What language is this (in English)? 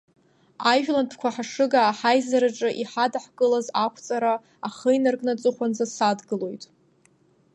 Abkhazian